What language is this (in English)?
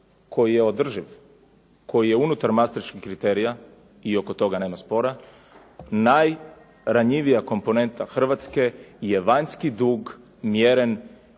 Croatian